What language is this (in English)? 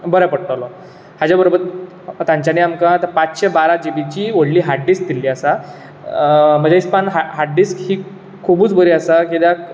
Konkani